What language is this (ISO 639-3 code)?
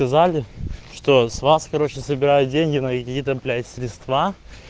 rus